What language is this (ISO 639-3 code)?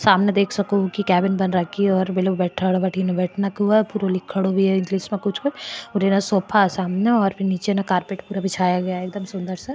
mwr